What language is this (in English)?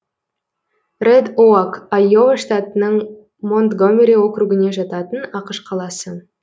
Kazakh